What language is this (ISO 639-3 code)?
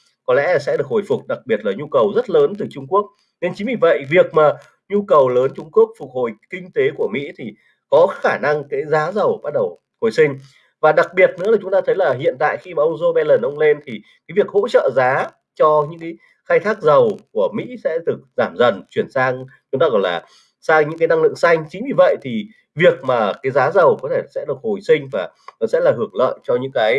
vie